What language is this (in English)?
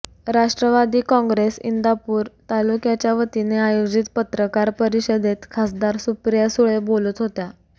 Marathi